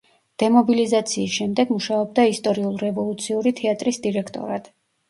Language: Georgian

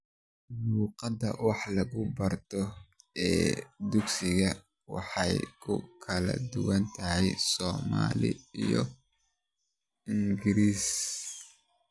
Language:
Somali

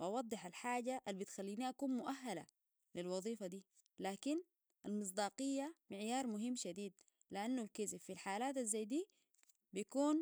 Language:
Sudanese Arabic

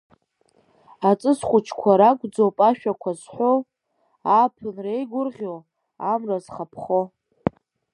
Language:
Abkhazian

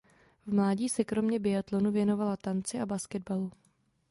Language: Czech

